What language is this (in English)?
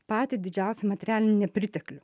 Lithuanian